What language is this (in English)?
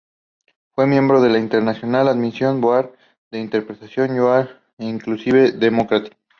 Spanish